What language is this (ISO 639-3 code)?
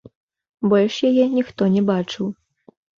bel